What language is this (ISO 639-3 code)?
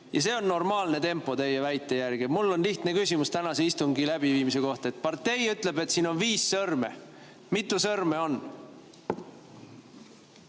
est